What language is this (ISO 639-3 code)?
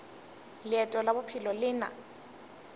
nso